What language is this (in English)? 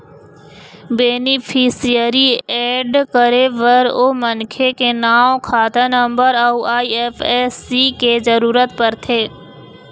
Chhattisgarhi